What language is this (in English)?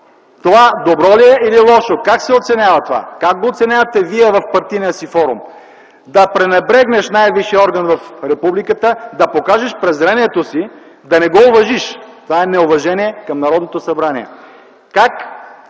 Bulgarian